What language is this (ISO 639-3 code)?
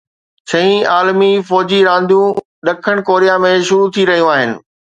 snd